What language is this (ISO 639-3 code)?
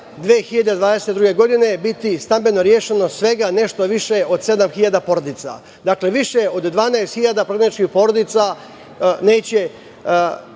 srp